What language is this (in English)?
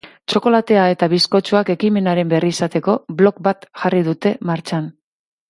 Basque